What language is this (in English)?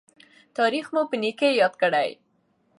Pashto